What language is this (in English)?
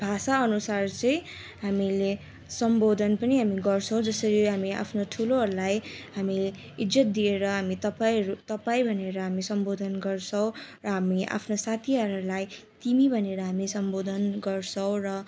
Nepali